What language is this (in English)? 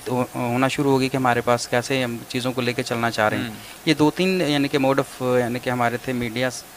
Urdu